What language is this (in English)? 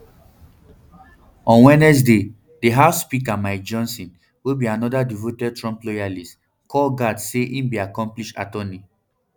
Nigerian Pidgin